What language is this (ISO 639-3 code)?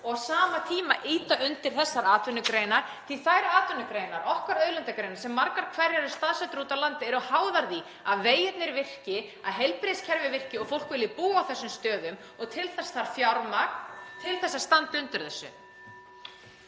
isl